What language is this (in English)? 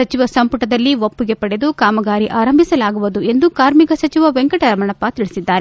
Kannada